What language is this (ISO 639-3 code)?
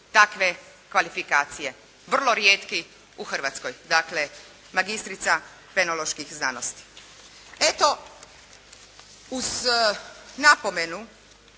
hrv